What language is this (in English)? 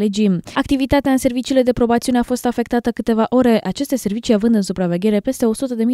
Romanian